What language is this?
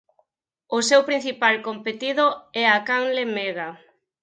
Galician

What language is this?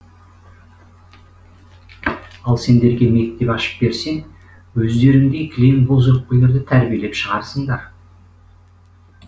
Kazakh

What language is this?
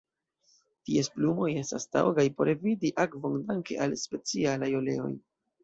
Esperanto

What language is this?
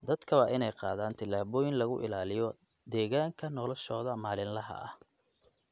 Somali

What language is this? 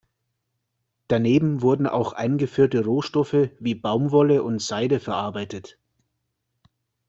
German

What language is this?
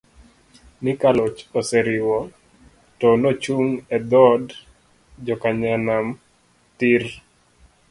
Luo (Kenya and Tanzania)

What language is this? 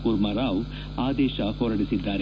Kannada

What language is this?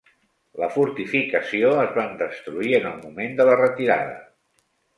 Catalan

